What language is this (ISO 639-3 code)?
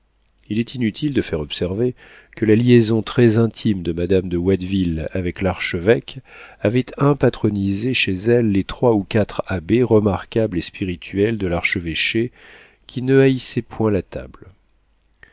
fra